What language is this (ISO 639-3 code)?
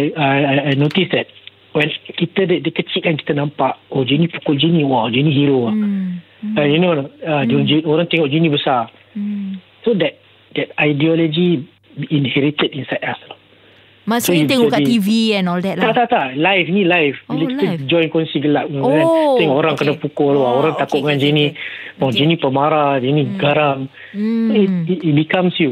msa